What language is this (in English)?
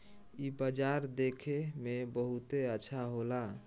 Bhojpuri